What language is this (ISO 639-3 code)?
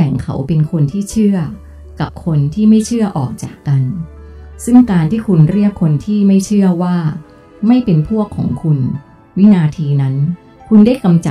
tha